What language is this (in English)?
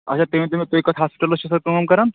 Kashmiri